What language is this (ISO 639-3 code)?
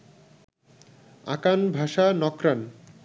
ben